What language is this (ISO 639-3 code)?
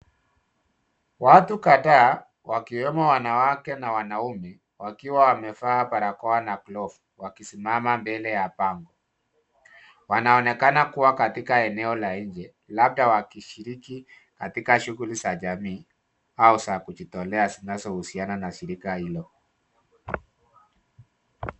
swa